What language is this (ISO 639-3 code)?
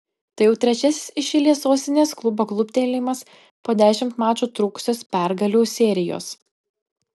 lit